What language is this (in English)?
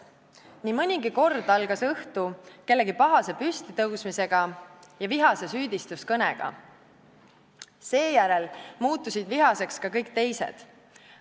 Estonian